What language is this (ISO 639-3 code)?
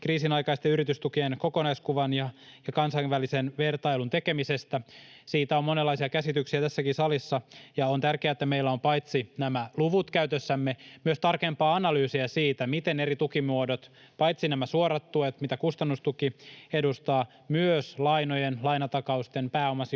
fin